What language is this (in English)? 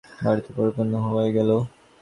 Bangla